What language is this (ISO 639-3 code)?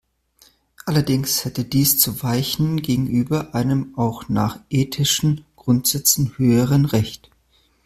deu